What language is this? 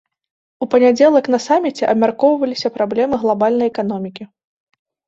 Belarusian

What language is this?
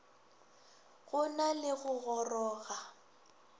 Northern Sotho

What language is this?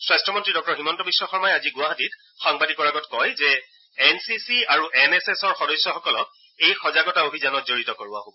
Assamese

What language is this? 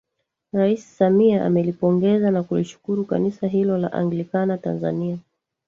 Swahili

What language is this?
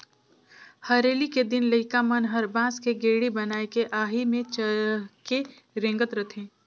Chhattisgarhi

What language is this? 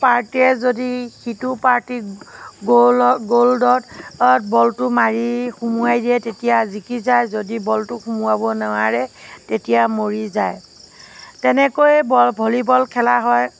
Assamese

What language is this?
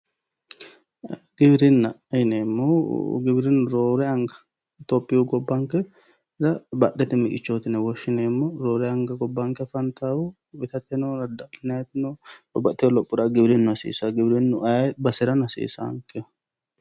Sidamo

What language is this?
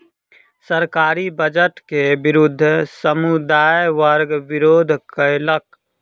Maithili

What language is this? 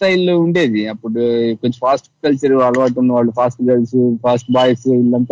Telugu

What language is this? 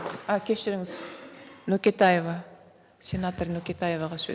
Kazakh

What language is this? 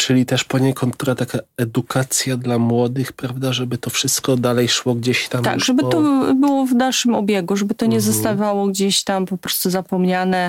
Polish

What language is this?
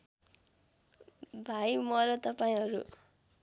Nepali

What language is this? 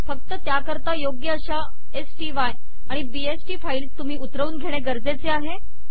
Marathi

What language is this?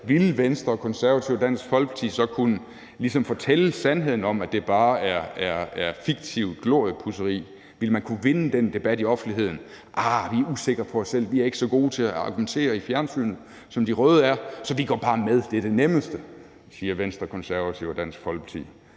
Danish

